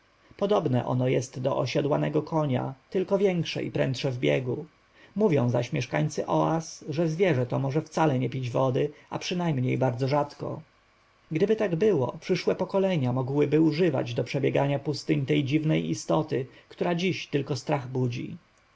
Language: Polish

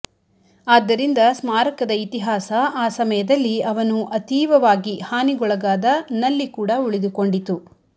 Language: Kannada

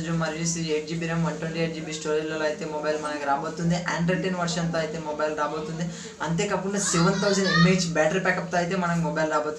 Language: Romanian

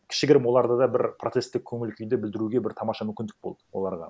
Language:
Kazakh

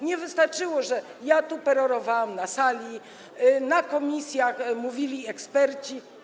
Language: Polish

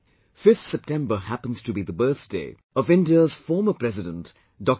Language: English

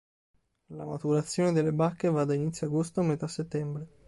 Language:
Italian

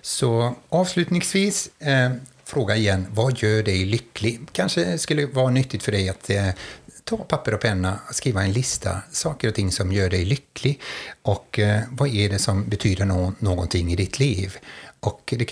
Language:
Swedish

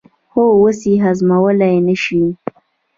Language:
Pashto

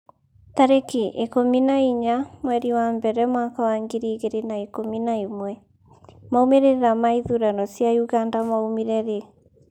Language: Kikuyu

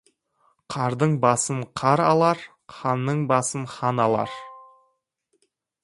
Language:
Kazakh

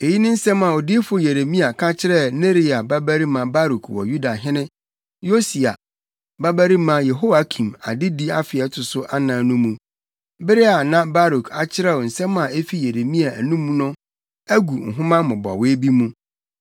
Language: Akan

